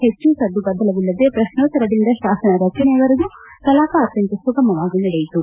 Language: Kannada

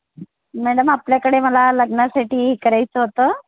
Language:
Marathi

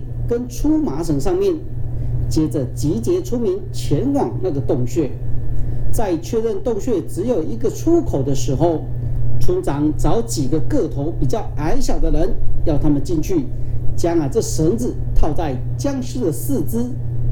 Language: Chinese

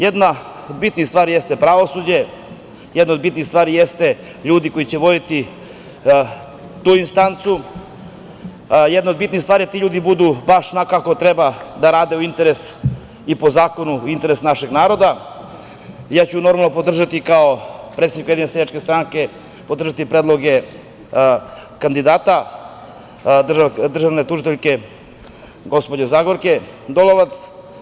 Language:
Serbian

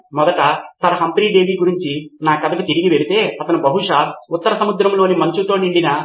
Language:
Telugu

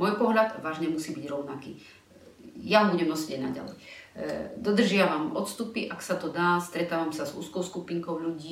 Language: Slovak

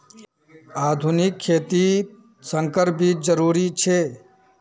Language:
Magahi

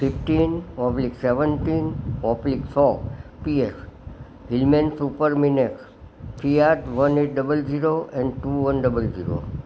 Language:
Gujarati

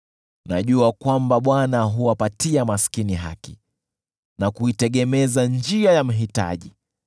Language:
Swahili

